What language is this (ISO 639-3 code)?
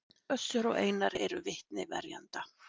isl